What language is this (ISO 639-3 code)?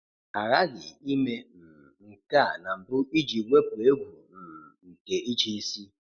ibo